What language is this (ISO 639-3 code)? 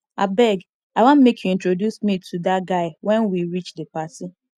pcm